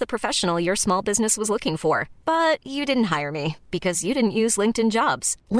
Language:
Filipino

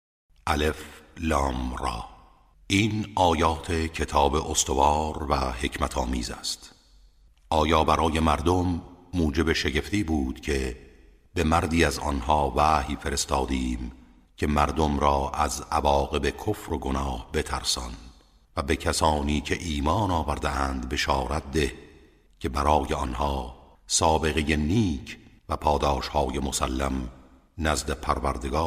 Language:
Persian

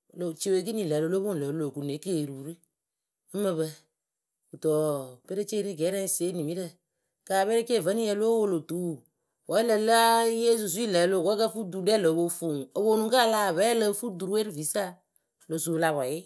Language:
Akebu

